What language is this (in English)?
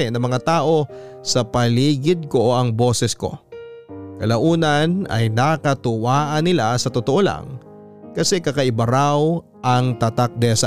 Filipino